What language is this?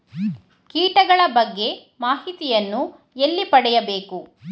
Kannada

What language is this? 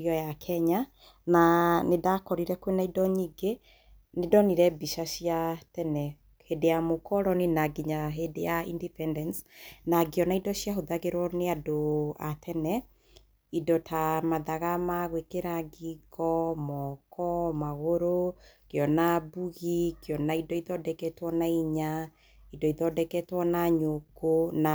Kikuyu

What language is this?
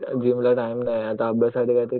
Marathi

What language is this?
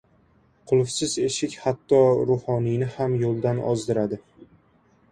Uzbek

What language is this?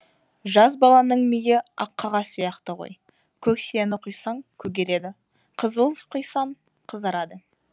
Kazakh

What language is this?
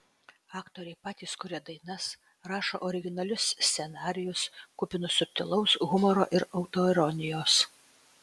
Lithuanian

